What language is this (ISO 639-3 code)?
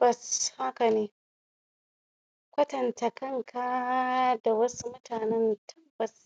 hau